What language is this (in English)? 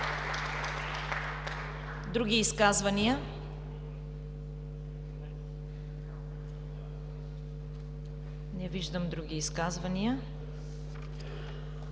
Bulgarian